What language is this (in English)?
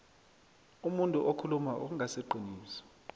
South Ndebele